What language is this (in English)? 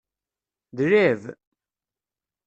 Kabyle